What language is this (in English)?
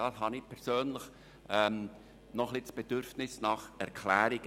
Swiss German